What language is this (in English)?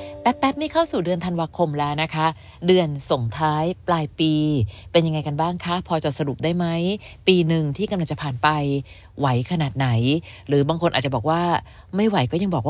Thai